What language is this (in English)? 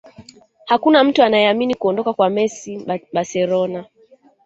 Swahili